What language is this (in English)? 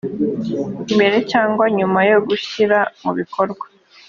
Kinyarwanda